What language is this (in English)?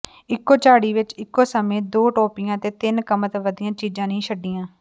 Punjabi